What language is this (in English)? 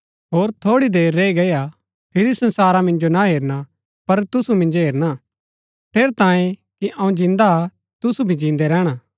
Gaddi